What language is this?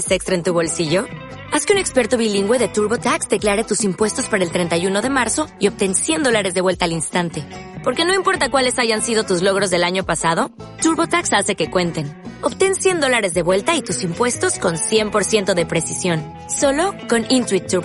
Spanish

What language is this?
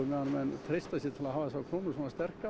Icelandic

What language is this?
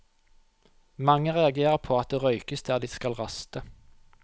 Norwegian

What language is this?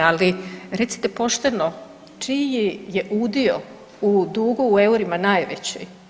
Croatian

